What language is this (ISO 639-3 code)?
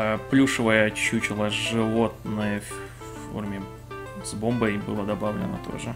rus